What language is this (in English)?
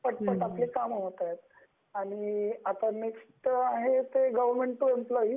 Marathi